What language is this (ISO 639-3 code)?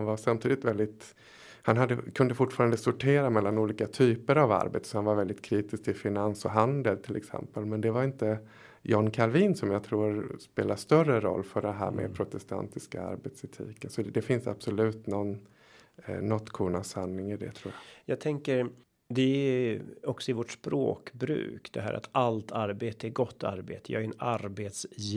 swe